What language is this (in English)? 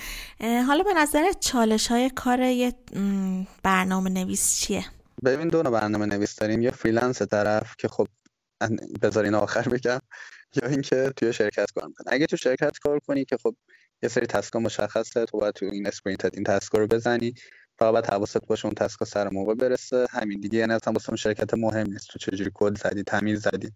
Persian